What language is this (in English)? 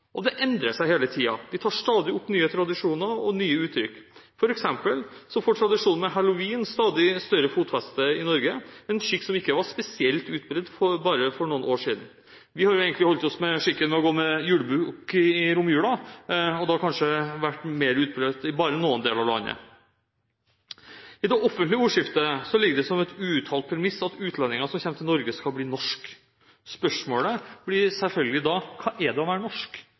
Norwegian Bokmål